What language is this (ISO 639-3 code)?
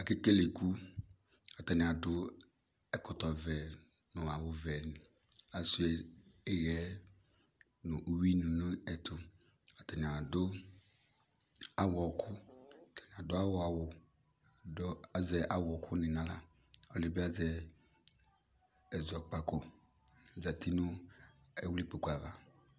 kpo